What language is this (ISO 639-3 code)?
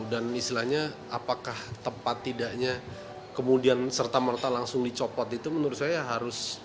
ind